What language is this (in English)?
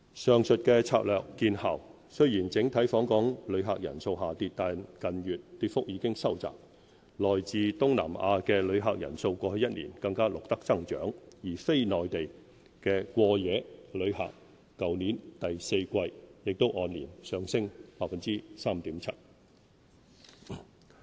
Cantonese